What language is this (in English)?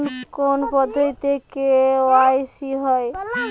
Bangla